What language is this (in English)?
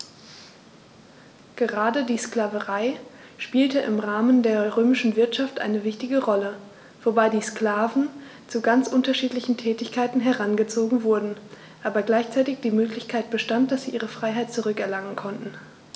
German